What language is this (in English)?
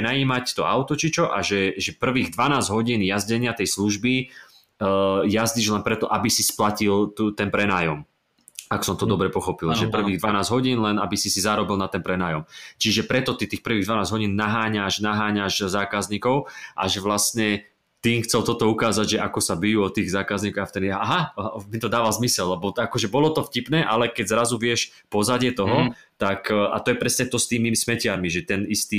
Slovak